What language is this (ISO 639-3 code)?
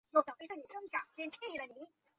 zho